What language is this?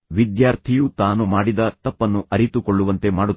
Kannada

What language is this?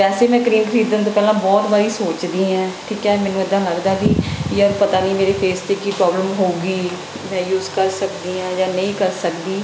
Punjabi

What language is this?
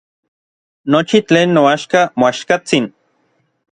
Orizaba Nahuatl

